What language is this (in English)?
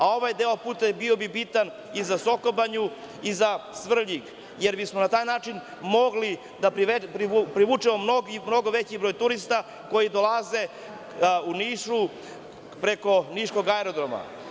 Serbian